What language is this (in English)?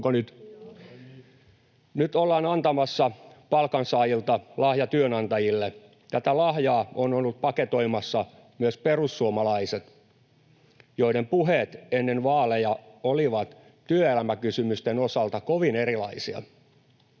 Finnish